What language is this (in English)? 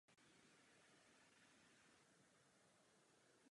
Czech